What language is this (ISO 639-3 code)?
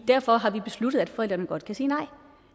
dan